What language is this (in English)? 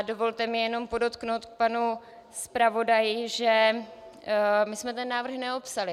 Czech